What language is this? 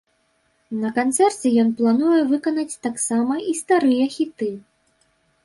Belarusian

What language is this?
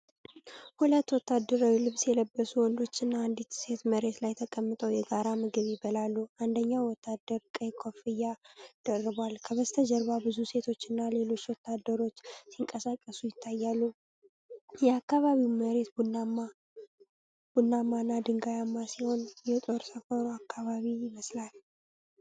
Amharic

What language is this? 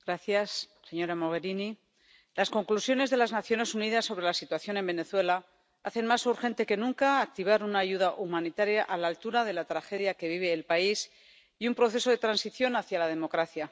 Spanish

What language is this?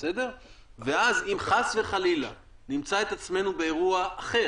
Hebrew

